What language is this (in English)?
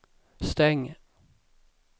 Swedish